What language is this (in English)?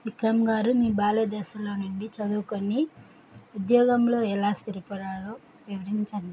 Telugu